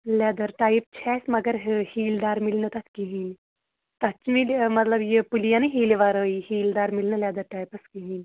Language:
Kashmiri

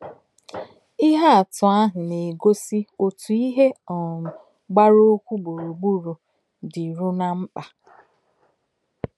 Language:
Igbo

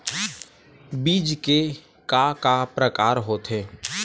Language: Chhattisgarhi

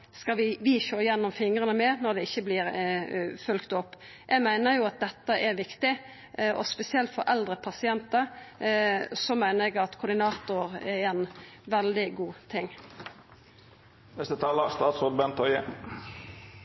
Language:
Norwegian Nynorsk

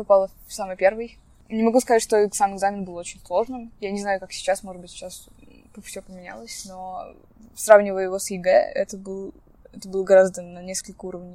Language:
Russian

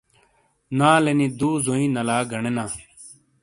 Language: Shina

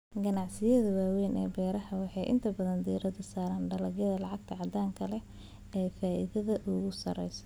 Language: Somali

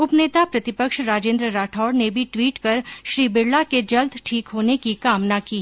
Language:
Hindi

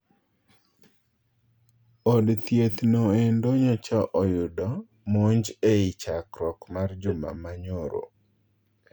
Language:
Luo (Kenya and Tanzania)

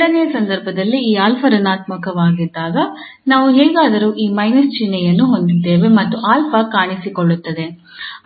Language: Kannada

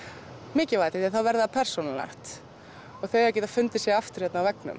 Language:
Icelandic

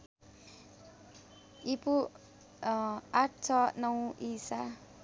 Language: Nepali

